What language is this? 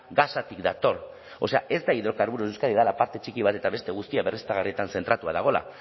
Basque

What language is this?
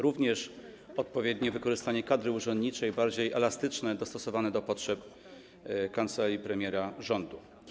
Polish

